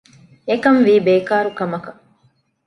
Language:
Divehi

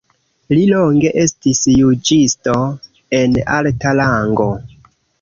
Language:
Esperanto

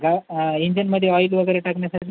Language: Marathi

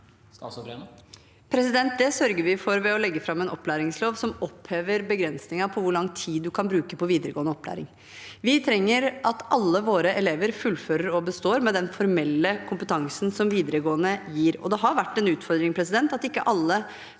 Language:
Norwegian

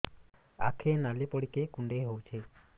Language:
Odia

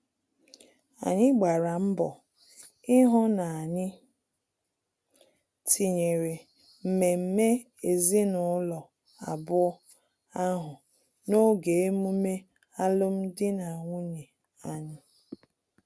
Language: Igbo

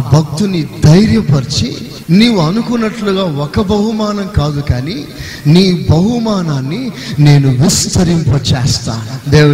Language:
Telugu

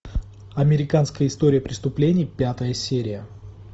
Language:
Russian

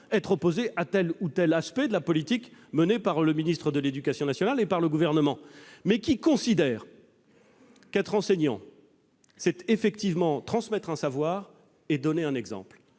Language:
French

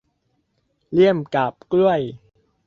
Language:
Thai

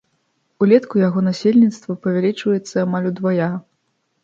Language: Belarusian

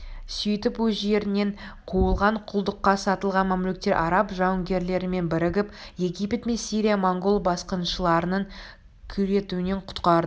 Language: Kazakh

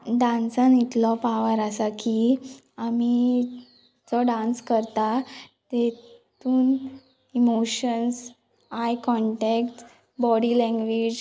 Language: Konkani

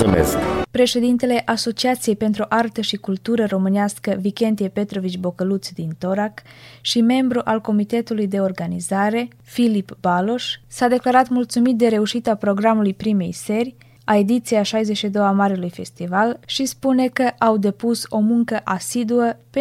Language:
Romanian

